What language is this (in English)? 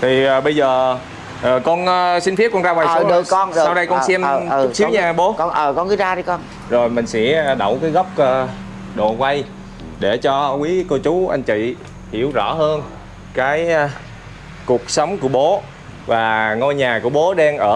Vietnamese